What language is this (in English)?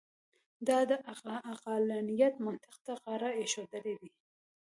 Pashto